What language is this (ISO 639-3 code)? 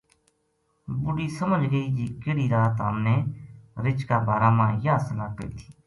gju